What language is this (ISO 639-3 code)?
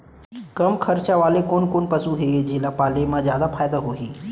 hne